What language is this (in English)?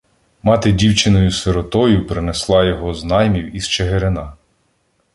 Ukrainian